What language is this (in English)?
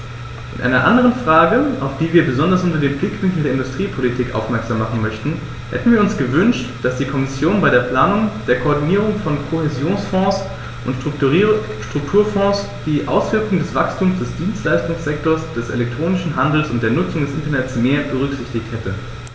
German